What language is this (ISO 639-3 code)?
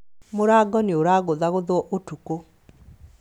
kik